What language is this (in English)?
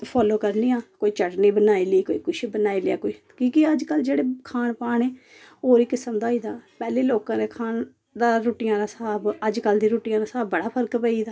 Dogri